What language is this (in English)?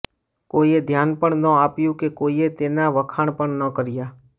Gujarati